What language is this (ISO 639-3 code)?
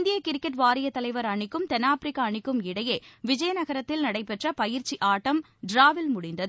tam